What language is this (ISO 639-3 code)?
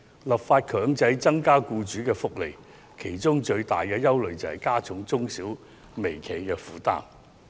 yue